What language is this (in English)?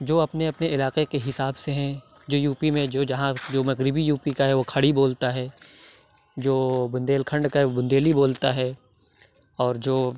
Urdu